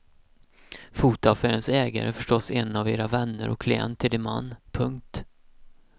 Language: Swedish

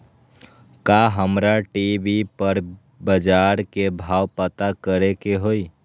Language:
Magahi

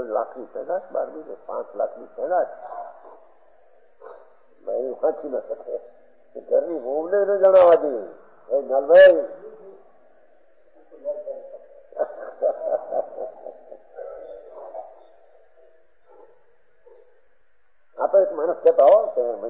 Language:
Arabic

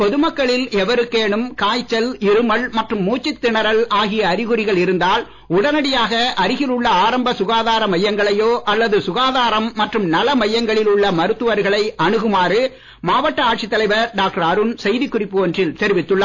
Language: Tamil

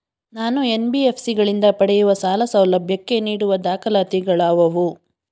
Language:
Kannada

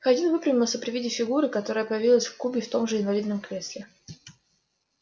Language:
Russian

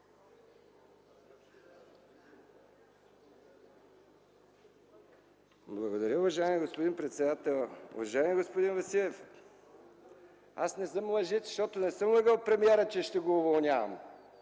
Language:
Bulgarian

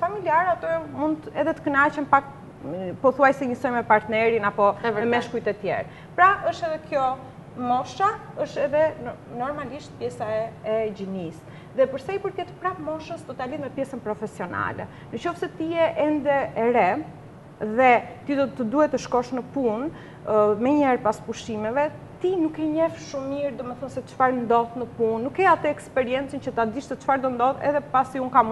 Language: Ukrainian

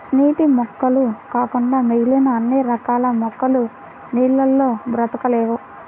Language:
Telugu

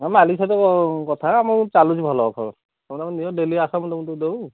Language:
Odia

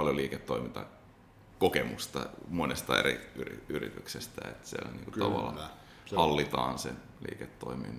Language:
Finnish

